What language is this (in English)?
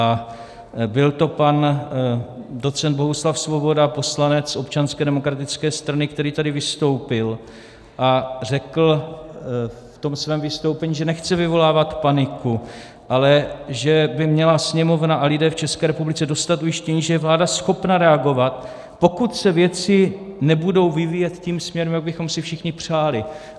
Czech